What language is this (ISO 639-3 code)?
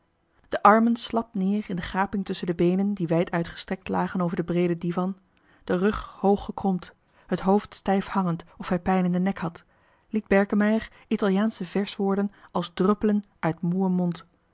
nld